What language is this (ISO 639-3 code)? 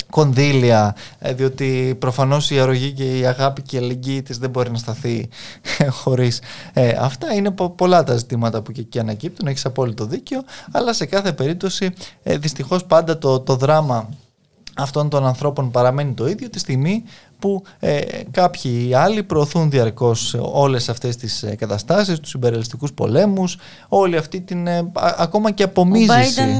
ell